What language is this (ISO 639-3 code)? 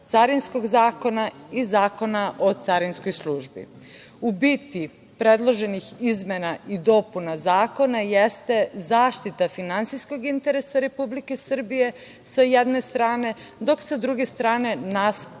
srp